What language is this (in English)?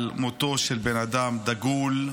Hebrew